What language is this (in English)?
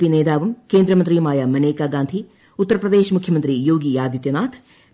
Malayalam